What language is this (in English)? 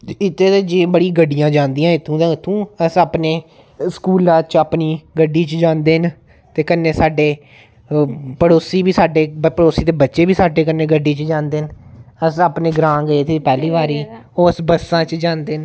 Dogri